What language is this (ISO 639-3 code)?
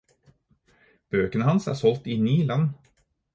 nob